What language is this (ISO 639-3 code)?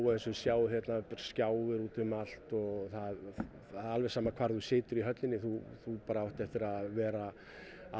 isl